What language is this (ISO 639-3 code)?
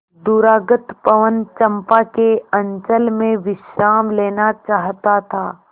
hin